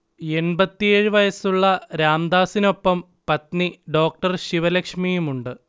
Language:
Malayalam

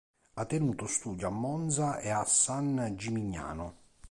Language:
Italian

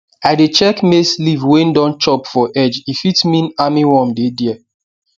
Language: Nigerian Pidgin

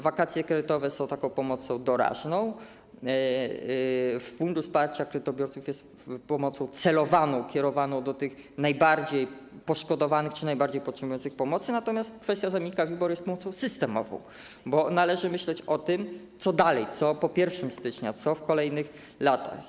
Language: Polish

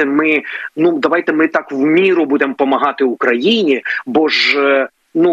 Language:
Ukrainian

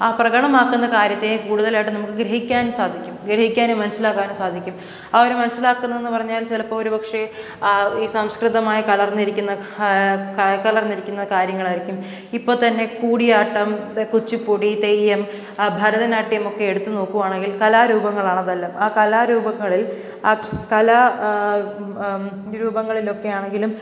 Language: Malayalam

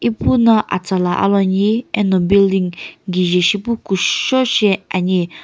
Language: Sumi Naga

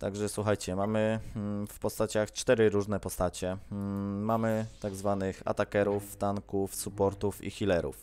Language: Polish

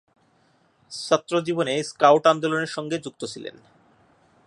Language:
Bangla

